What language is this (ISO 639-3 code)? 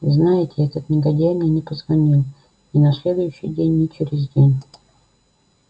rus